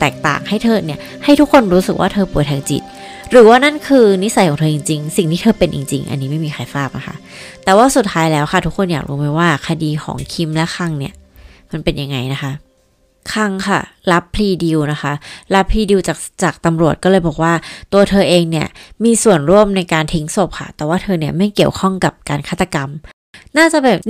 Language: Thai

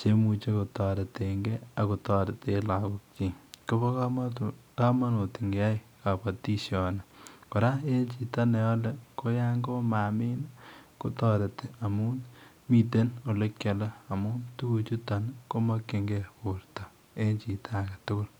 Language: Kalenjin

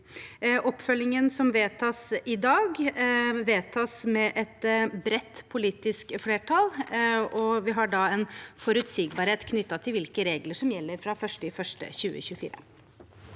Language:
Norwegian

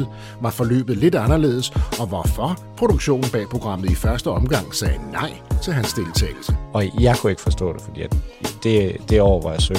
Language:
Danish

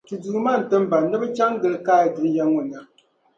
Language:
Dagbani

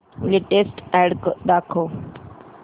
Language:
Marathi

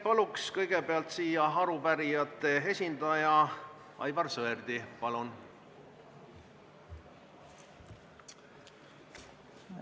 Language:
Estonian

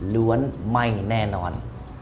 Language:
Thai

